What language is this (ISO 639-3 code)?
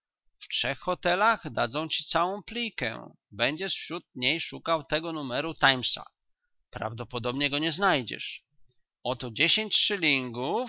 pol